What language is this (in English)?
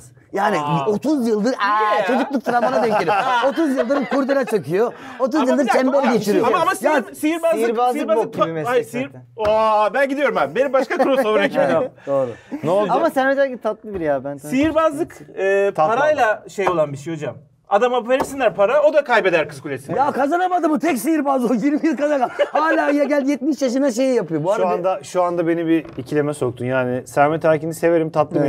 Turkish